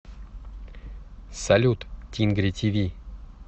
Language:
Russian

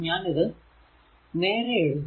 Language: Malayalam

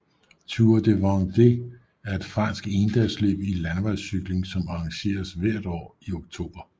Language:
Danish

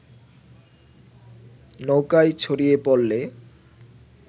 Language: Bangla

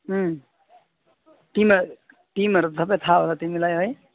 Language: Nepali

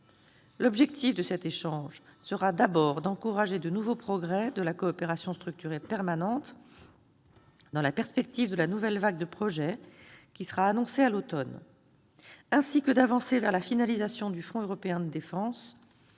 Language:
French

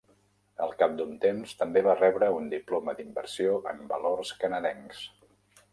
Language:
Catalan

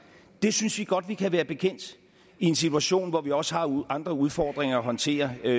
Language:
Danish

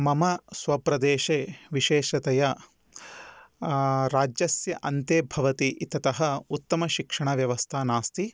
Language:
Sanskrit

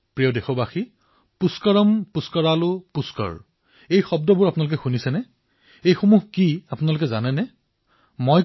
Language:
Assamese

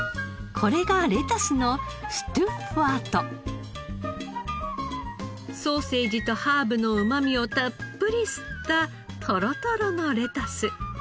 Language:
Japanese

